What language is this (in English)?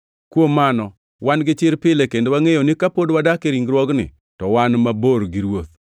Luo (Kenya and Tanzania)